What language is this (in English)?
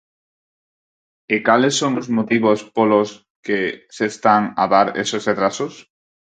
Galician